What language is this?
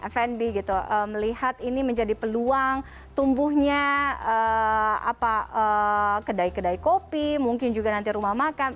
Indonesian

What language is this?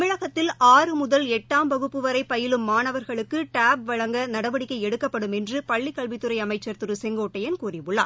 Tamil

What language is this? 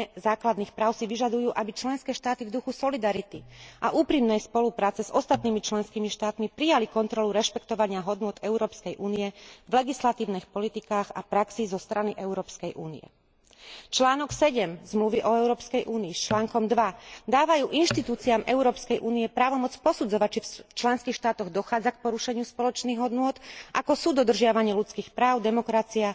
Slovak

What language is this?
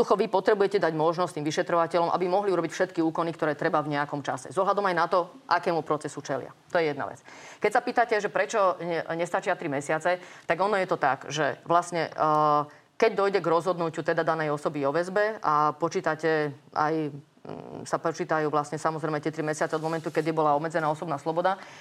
Slovak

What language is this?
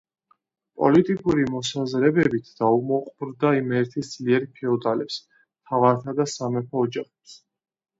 Georgian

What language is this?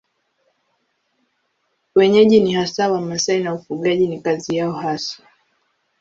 Swahili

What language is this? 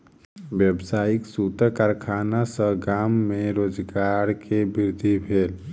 Maithili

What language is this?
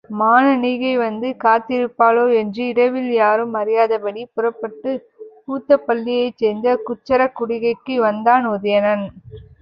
Tamil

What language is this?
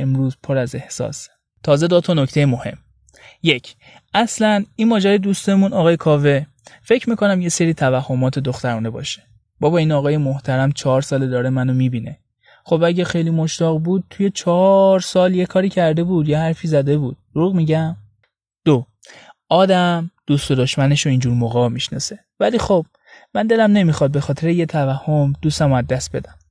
Persian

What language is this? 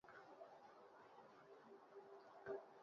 Basque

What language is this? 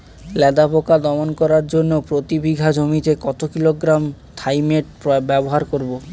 Bangla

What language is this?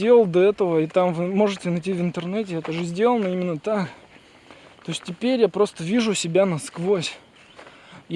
Russian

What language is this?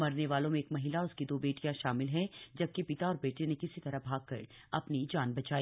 Hindi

